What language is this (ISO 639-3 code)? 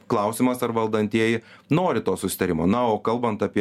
lit